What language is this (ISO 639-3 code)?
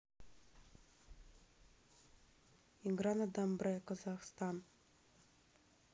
rus